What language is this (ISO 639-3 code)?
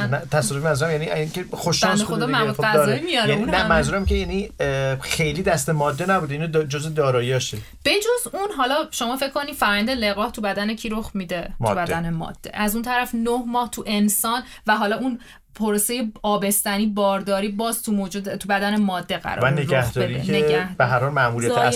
fas